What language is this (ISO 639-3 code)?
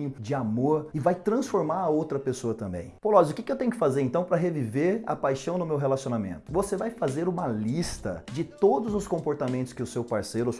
por